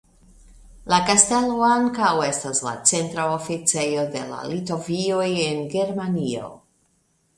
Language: Esperanto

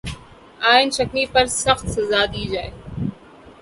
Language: Urdu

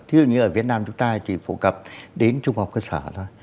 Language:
Vietnamese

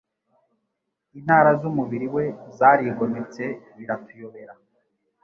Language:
Kinyarwanda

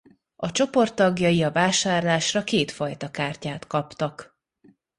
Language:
Hungarian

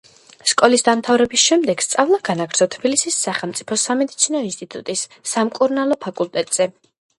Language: Georgian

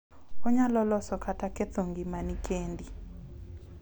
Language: Luo (Kenya and Tanzania)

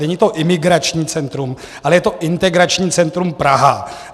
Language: Czech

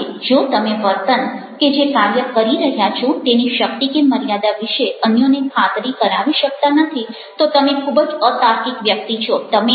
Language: Gujarati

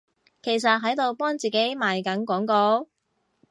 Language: Cantonese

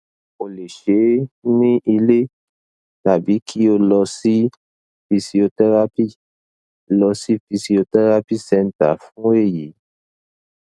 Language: Yoruba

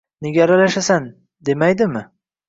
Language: Uzbek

